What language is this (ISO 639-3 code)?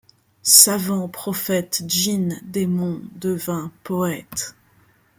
fra